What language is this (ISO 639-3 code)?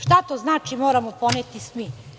srp